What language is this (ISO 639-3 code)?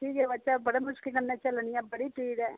doi